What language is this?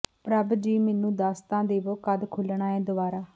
Punjabi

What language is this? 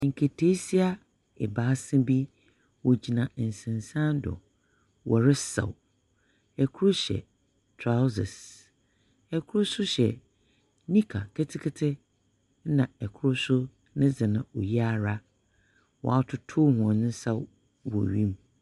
Akan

